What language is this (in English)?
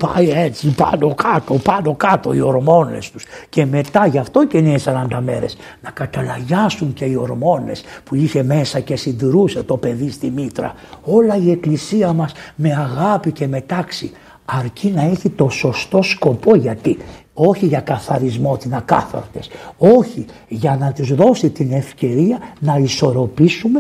Greek